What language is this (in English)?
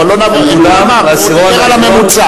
Hebrew